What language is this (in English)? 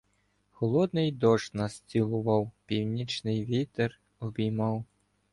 Ukrainian